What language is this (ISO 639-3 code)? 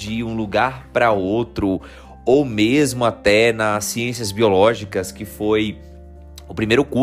por